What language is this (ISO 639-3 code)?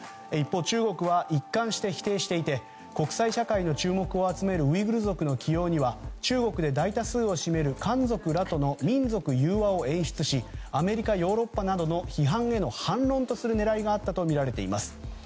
jpn